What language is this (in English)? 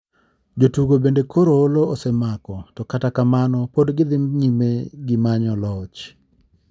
Luo (Kenya and Tanzania)